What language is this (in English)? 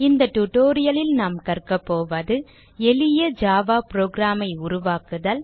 Tamil